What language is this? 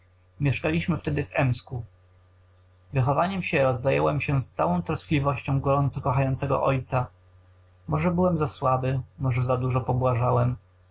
Polish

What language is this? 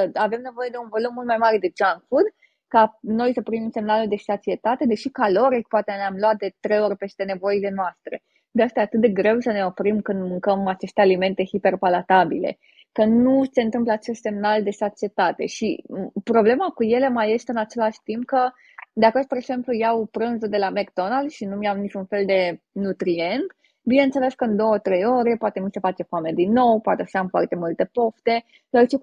Romanian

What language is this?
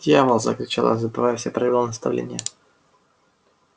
Russian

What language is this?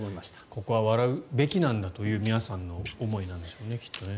Japanese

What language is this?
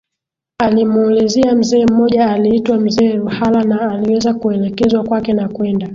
Swahili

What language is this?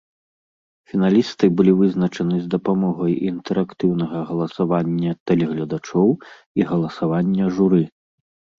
Belarusian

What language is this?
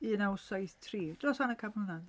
Welsh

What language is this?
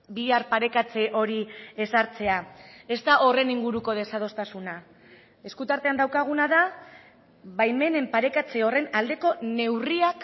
Basque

